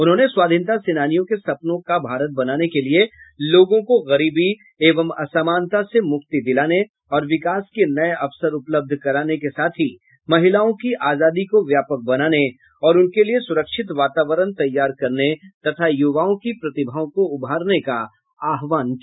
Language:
Hindi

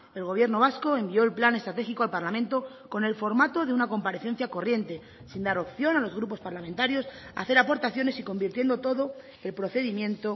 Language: Spanish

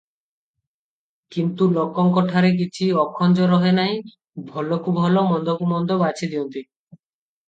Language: Odia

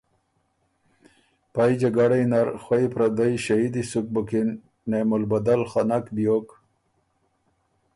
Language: Ormuri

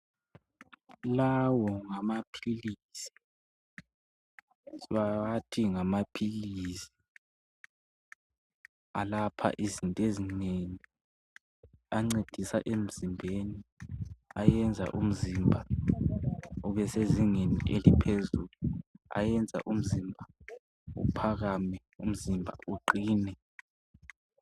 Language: North Ndebele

